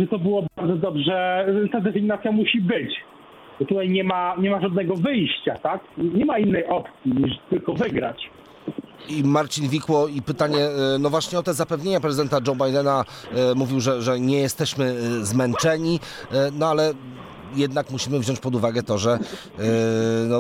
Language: Polish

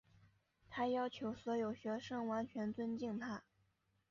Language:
Chinese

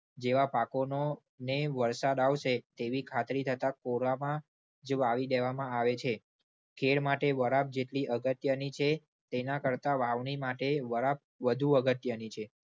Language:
Gujarati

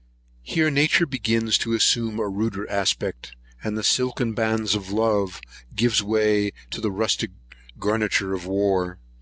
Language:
English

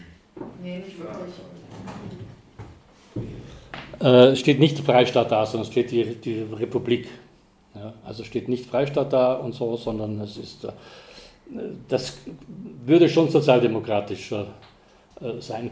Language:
German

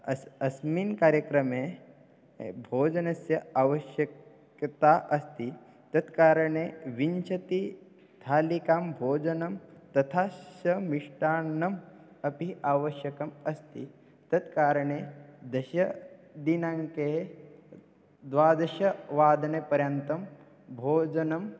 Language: Sanskrit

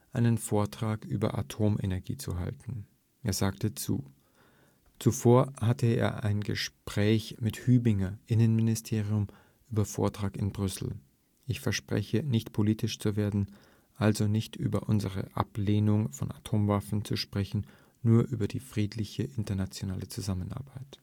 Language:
German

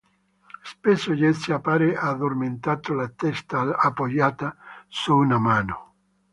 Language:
Italian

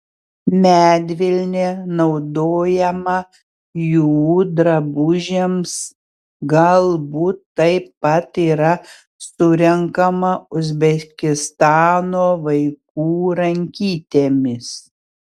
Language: Lithuanian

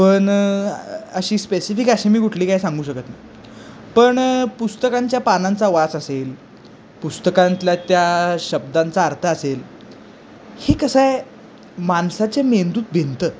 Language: Marathi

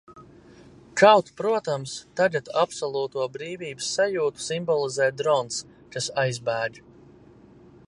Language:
Latvian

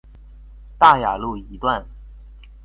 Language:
Chinese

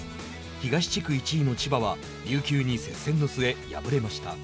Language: Japanese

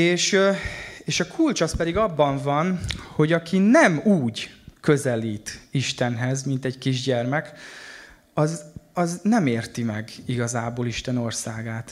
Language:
Hungarian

